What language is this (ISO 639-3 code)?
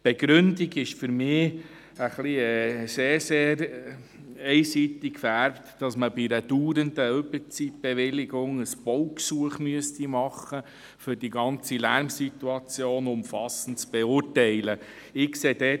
gsw